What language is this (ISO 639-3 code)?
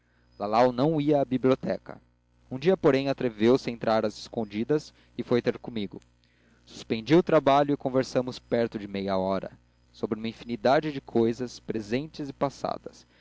por